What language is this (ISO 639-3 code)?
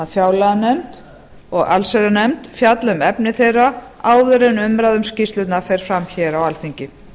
isl